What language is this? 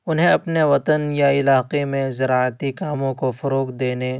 Urdu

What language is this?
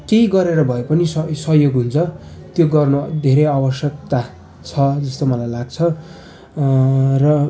Nepali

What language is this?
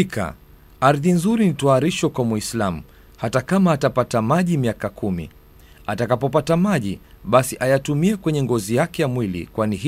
Swahili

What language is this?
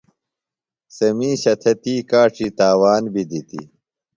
Phalura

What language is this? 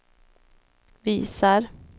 Swedish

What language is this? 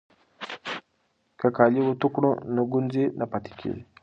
Pashto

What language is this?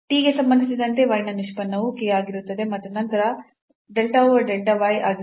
Kannada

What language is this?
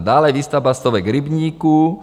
Czech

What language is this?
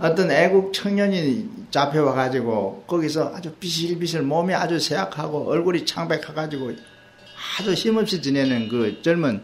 Korean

